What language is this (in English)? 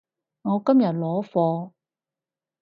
Cantonese